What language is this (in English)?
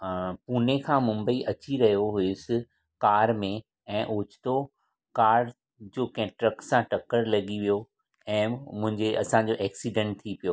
Sindhi